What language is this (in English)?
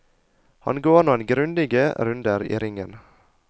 Norwegian